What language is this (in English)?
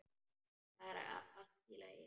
Icelandic